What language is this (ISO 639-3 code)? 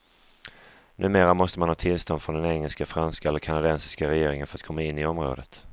swe